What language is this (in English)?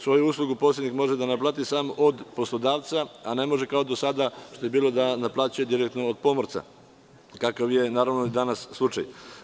Serbian